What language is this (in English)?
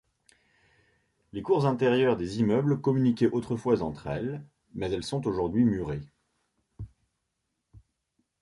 French